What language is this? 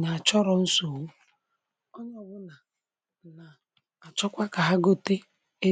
Igbo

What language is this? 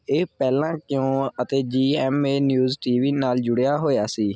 Punjabi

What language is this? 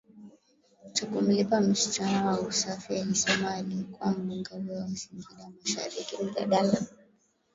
Swahili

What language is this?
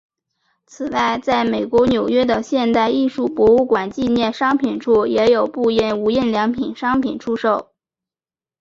Chinese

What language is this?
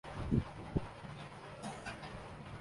Urdu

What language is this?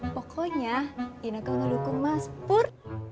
Indonesian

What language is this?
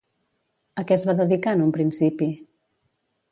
Catalan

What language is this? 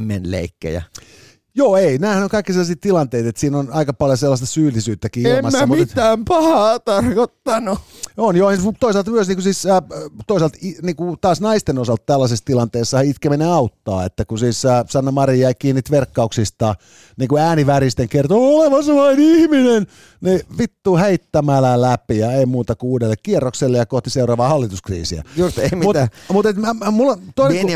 Finnish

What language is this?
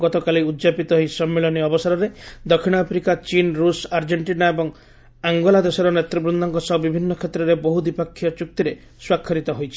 Odia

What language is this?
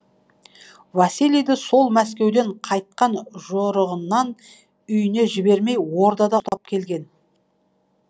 Kazakh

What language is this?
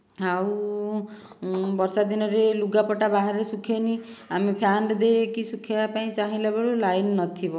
Odia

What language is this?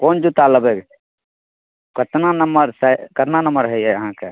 Maithili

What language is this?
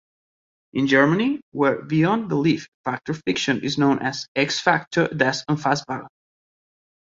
English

